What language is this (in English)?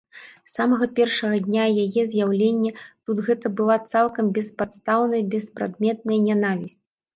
Belarusian